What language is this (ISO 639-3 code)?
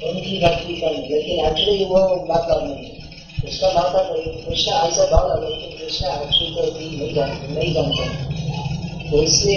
hin